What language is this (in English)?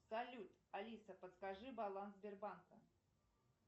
Russian